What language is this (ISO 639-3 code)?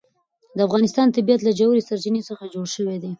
pus